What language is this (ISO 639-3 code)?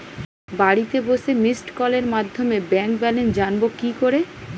ben